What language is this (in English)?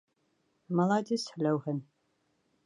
Bashkir